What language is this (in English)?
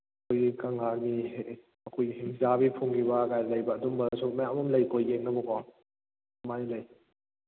Manipuri